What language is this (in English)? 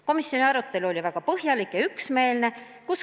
Estonian